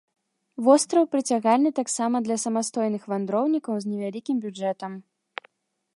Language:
Belarusian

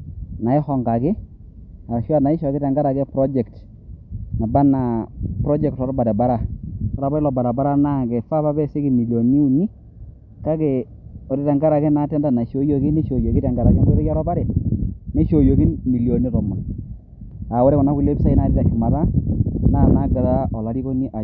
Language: Masai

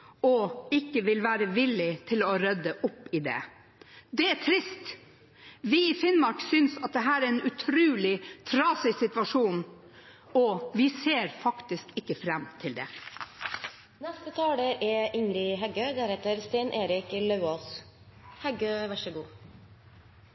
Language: Norwegian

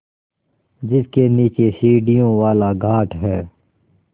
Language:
Hindi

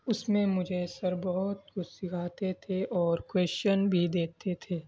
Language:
Urdu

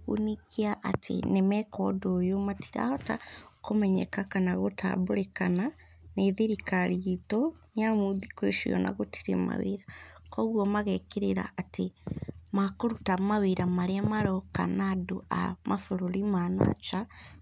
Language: Kikuyu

